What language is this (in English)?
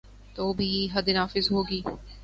Urdu